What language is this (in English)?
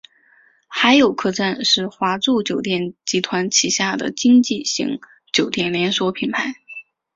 Chinese